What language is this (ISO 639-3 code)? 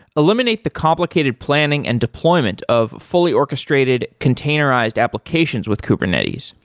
eng